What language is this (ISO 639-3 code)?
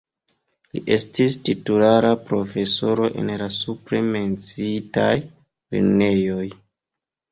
epo